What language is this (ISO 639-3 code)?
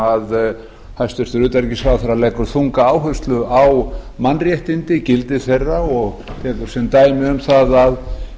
isl